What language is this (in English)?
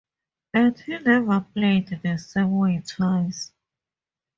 English